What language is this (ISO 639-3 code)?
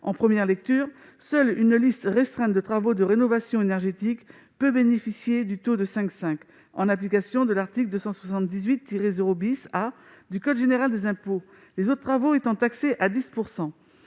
fra